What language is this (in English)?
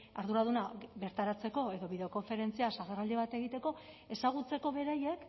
Basque